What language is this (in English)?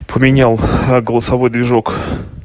Russian